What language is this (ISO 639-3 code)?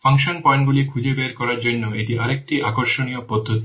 ben